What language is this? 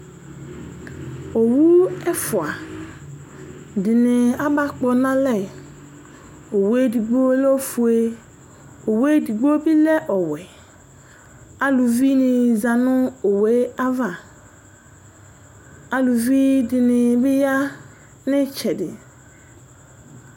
Ikposo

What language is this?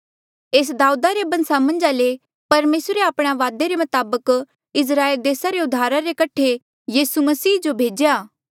Mandeali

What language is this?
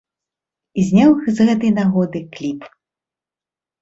Belarusian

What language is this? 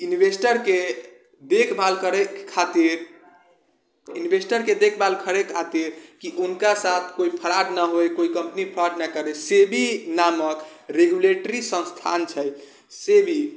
Maithili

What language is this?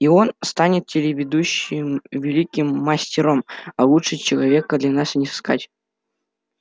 Russian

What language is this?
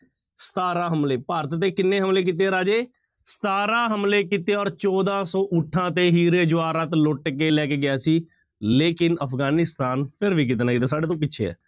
Punjabi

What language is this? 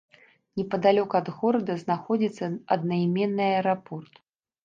Belarusian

